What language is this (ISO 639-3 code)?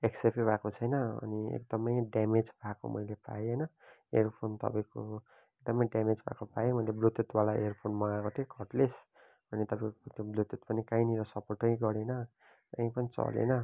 nep